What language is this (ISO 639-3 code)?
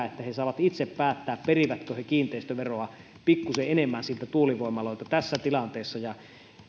fin